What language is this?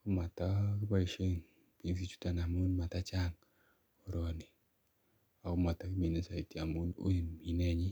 Kalenjin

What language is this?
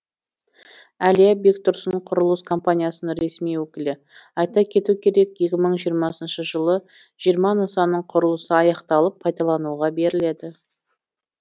Kazakh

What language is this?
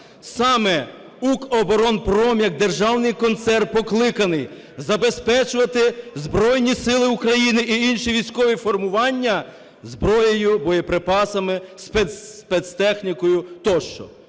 Ukrainian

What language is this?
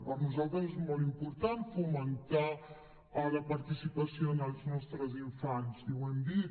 Catalan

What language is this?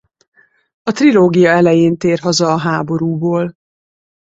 Hungarian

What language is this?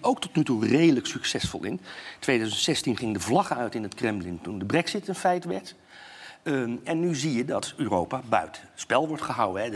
Dutch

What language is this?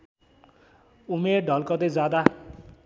Nepali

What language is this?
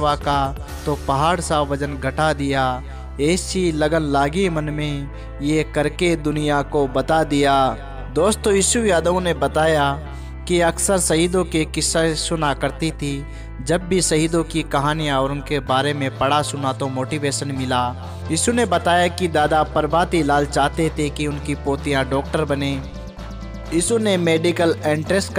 Hindi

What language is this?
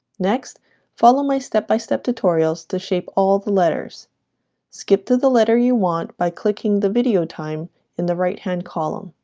English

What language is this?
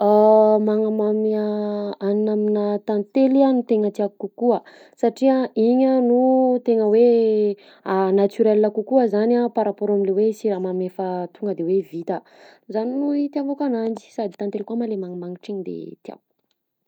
Southern Betsimisaraka Malagasy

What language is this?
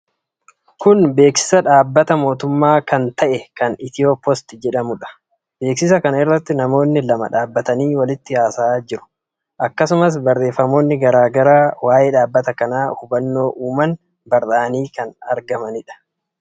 Oromo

